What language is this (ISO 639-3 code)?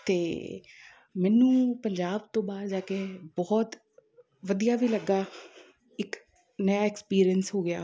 pan